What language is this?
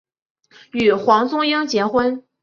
Chinese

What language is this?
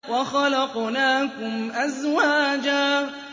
Arabic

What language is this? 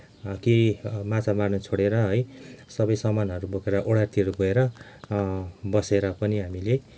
Nepali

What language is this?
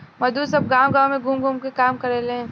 Bhojpuri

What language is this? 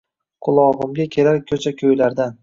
Uzbek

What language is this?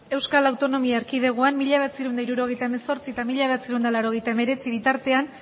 Basque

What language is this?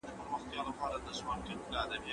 Pashto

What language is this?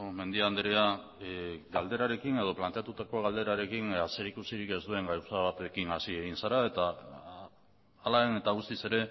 Basque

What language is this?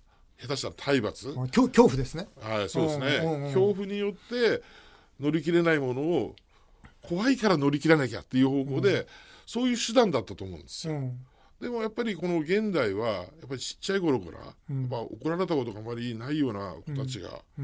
Japanese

